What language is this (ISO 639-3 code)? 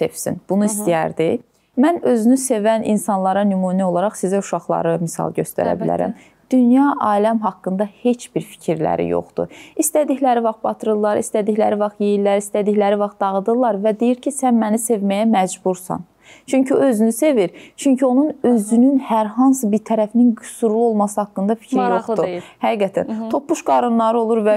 tur